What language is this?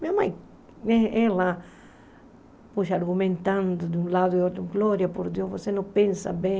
Portuguese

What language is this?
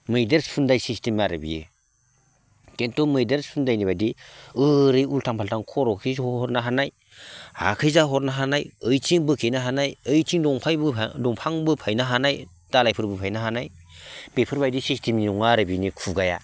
Bodo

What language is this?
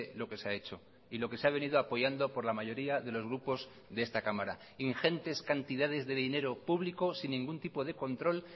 Spanish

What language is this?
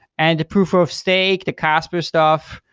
English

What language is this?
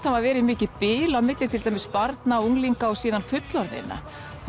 Icelandic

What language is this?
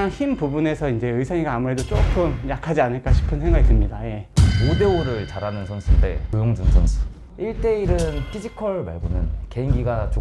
Korean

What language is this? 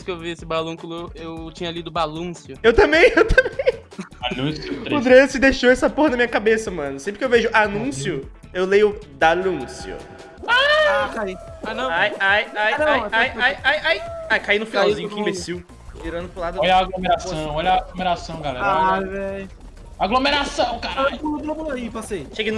Portuguese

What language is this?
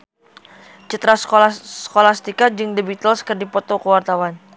Sundanese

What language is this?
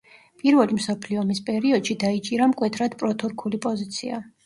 Georgian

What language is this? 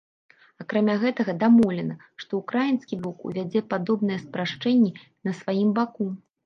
Belarusian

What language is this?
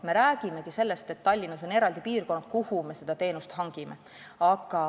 Estonian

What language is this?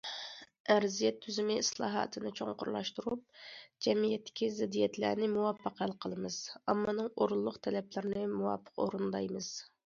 Uyghur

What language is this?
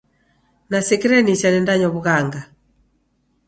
Taita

